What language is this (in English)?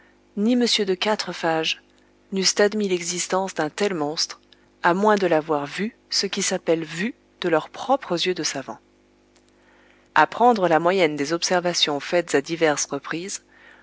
French